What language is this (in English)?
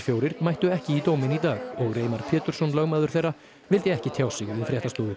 Icelandic